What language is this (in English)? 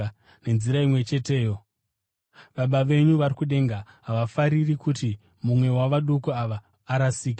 Shona